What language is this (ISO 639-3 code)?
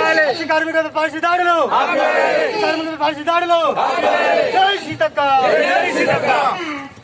ind